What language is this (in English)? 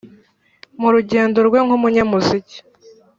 Kinyarwanda